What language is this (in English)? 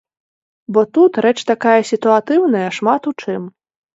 Belarusian